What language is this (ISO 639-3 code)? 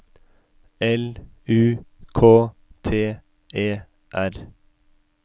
nor